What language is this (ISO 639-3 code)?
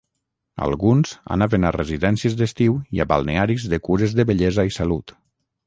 cat